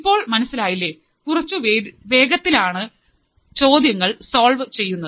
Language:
Malayalam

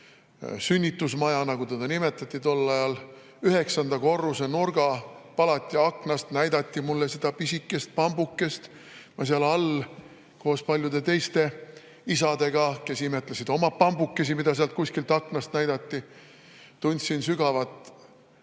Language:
Estonian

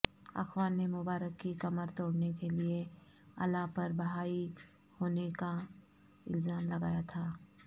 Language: Urdu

